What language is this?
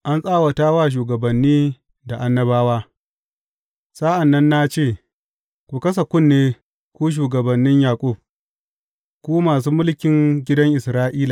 Hausa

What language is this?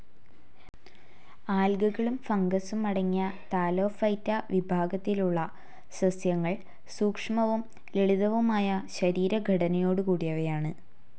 Malayalam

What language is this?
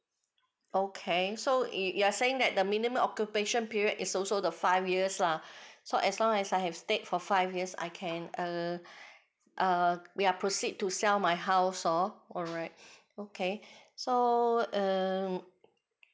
English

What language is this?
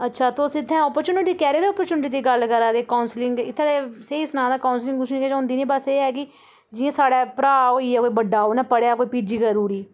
Dogri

